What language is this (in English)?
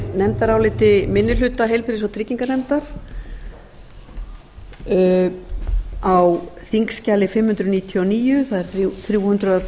Icelandic